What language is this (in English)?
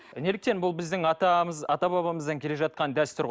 Kazakh